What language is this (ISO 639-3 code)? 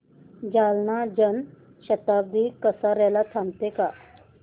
mar